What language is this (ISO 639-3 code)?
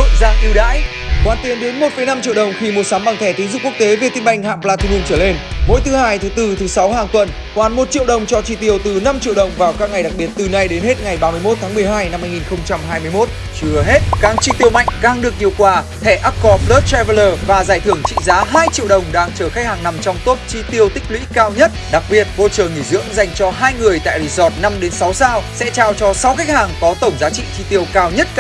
vie